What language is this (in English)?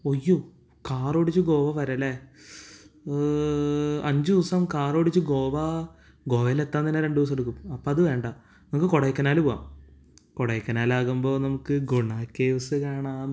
Malayalam